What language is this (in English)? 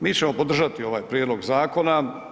Croatian